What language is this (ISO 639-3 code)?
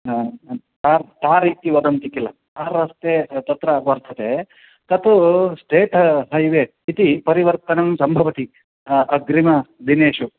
san